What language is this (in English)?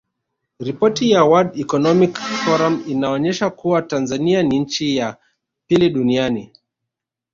Swahili